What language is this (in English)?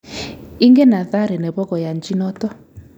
Kalenjin